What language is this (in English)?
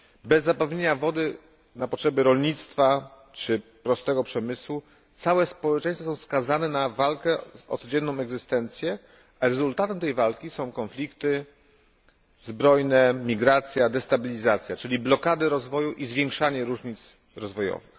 Polish